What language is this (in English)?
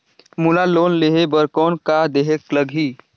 Chhattisgarhi